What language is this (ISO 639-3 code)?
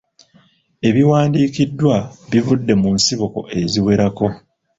lug